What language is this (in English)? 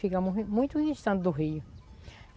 Portuguese